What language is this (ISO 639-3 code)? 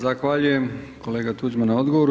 hrv